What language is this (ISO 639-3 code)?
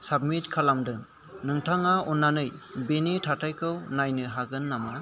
brx